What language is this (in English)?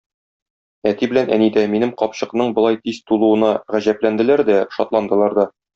Tatar